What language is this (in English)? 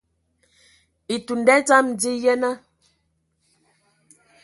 Ewondo